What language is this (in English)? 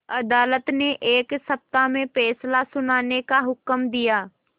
Hindi